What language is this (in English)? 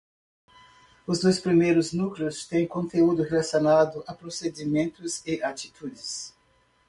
Portuguese